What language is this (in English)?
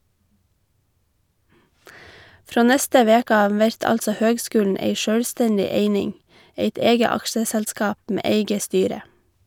Norwegian